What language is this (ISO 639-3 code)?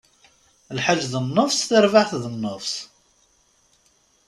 kab